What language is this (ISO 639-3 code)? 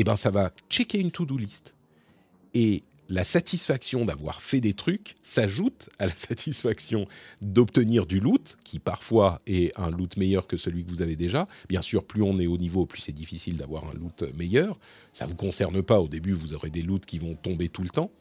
fra